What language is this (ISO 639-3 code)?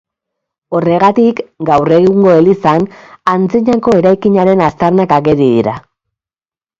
eus